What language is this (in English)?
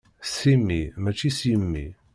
Kabyle